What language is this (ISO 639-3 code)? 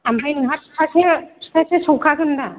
brx